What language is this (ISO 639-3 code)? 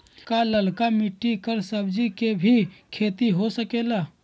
mag